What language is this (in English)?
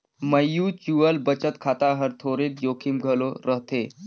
Chhattisgarhi